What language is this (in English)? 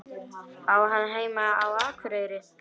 Icelandic